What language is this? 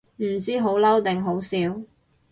Cantonese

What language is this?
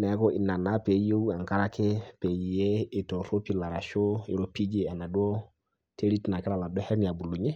Masai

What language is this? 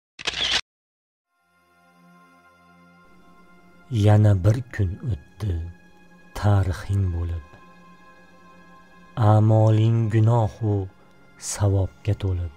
Turkish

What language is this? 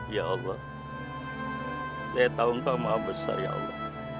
Indonesian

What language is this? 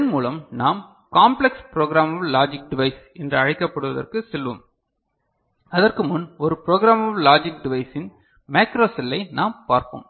Tamil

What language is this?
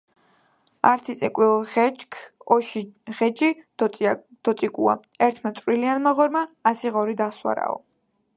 Georgian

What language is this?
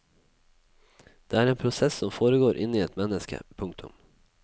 Norwegian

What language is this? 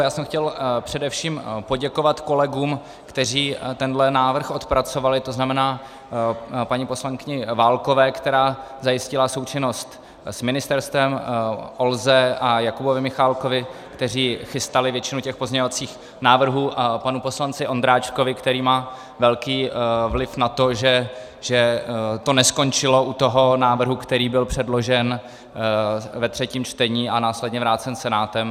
Czech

